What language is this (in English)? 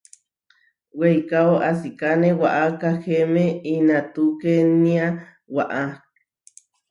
Huarijio